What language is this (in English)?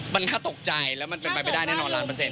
Thai